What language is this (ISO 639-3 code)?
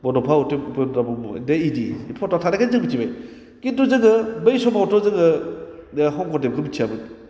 brx